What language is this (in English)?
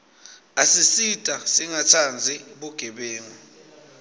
Swati